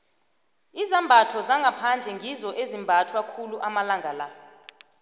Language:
South Ndebele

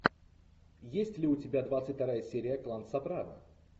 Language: Russian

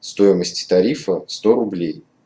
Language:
Russian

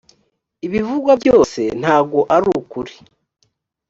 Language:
Kinyarwanda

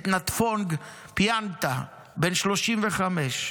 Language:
Hebrew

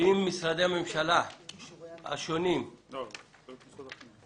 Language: Hebrew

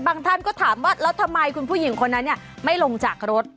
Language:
Thai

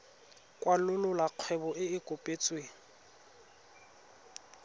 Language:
Tswana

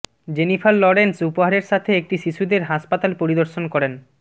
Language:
Bangla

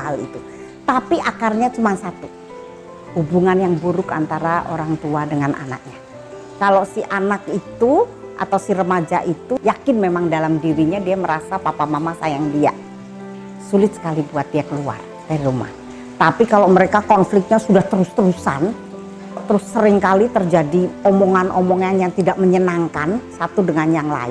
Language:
Indonesian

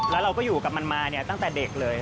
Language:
Thai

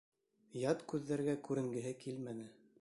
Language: Bashkir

